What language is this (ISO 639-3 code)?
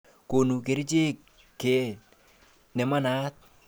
kln